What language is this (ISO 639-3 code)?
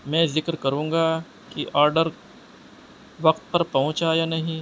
urd